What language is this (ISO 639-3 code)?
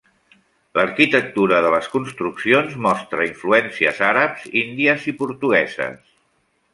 cat